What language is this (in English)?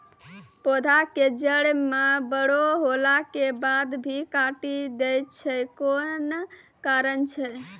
Maithili